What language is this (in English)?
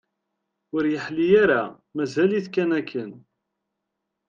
Kabyle